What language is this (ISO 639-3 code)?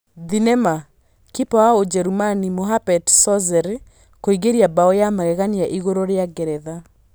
kik